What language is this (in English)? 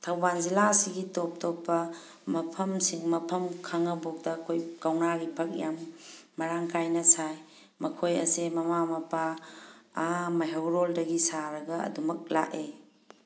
Manipuri